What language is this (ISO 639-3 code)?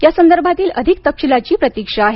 mar